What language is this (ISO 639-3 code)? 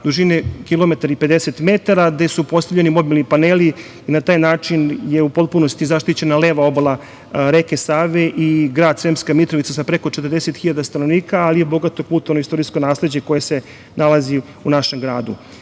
srp